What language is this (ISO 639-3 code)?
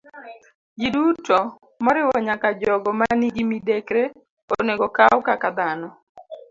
luo